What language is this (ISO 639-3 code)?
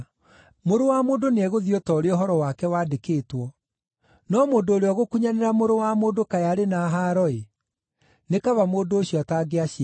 kik